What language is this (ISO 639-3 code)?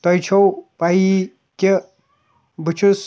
kas